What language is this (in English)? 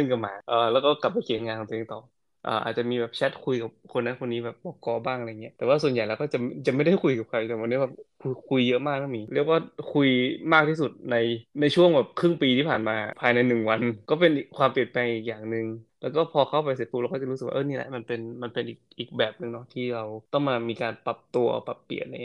Thai